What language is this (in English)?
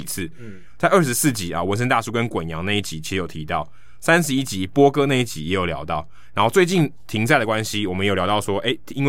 Chinese